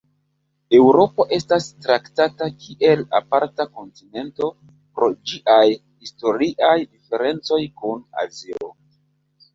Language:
Esperanto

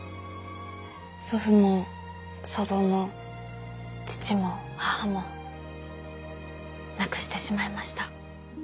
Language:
Japanese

